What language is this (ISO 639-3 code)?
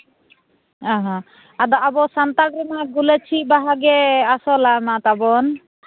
sat